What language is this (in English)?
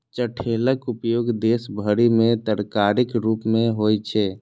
Maithili